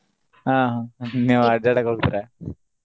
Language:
Kannada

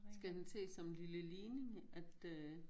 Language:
Danish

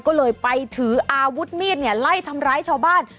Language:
Thai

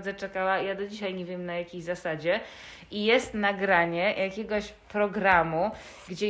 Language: Polish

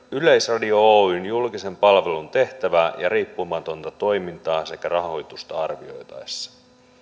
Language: Finnish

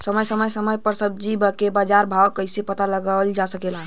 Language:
Bhojpuri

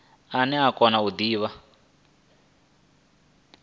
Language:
Venda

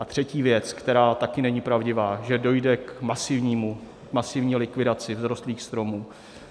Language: Czech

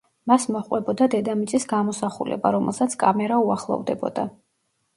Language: Georgian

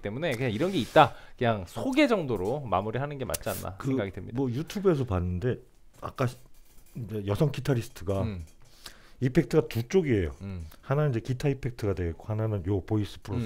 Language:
Korean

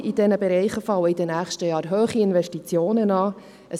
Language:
Swiss German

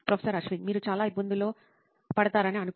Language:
Telugu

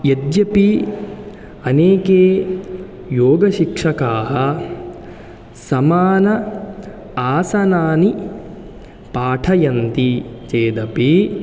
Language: Sanskrit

